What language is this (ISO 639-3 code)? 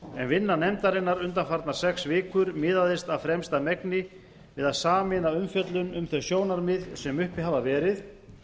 isl